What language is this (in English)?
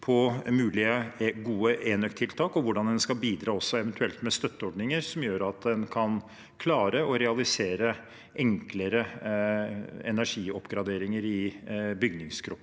Norwegian